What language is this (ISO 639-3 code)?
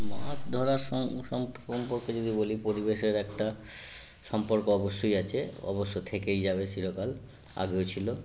ben